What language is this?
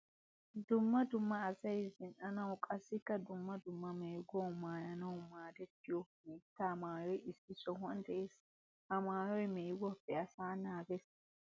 Wolaytta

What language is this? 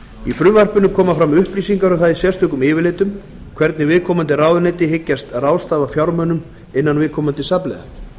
Icelandic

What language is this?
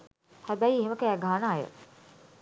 Sinhala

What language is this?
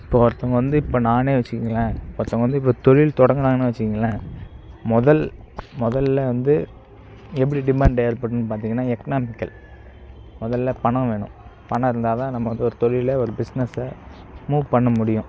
Tamil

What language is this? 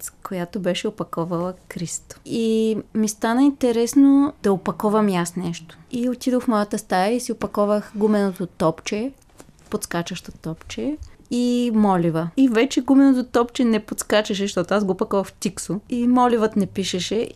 Bulgarian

